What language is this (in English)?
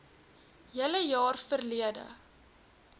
Afrikaans